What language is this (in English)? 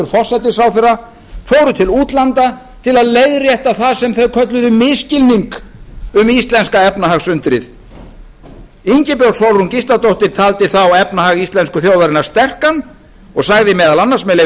Icelandic